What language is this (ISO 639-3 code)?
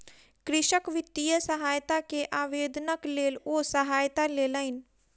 mai